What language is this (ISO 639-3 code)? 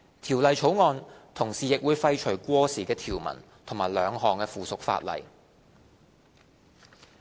yue